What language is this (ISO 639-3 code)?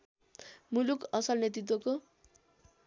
nep